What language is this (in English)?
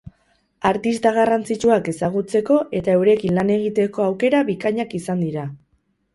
Basque